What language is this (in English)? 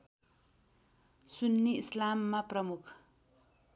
Nepali